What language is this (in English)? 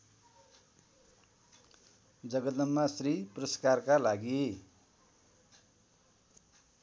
Nepali